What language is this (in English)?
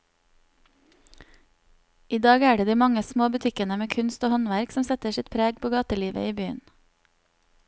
Norwegian